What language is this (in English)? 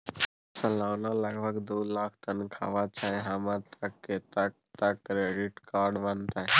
Maithili